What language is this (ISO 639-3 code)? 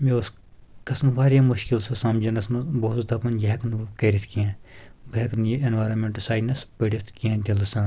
kas